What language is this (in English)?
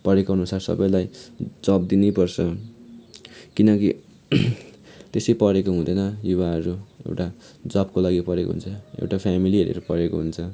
Nepali